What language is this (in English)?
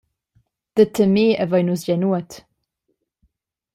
Romansh